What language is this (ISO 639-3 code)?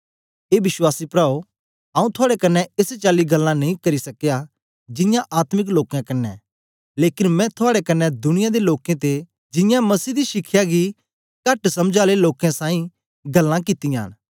doi